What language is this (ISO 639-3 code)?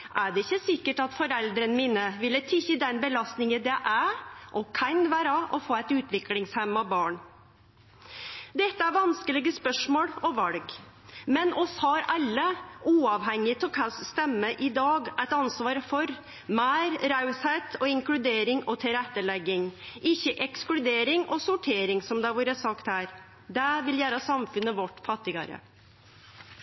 nno